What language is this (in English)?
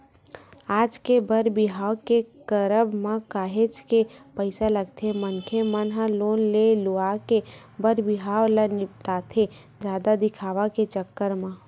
Chhattisgarhi